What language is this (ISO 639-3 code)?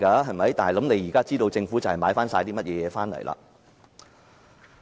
yue